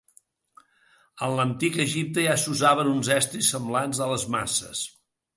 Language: Catalan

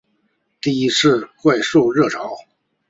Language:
Chinese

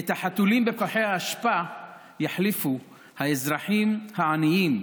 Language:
Hebrew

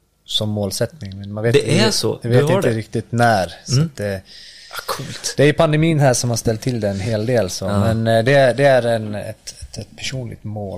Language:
Swedish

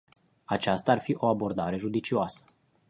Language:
Romanian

